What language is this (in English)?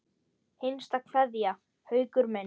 Icelandic